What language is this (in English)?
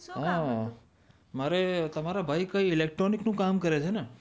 Gujarati